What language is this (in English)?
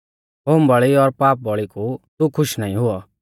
Mahasu Pahari